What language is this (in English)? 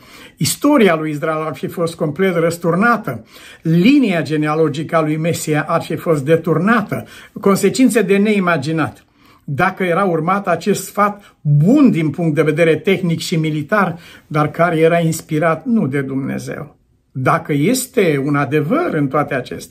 Romanian